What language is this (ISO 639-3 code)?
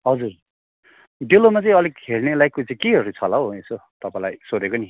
nep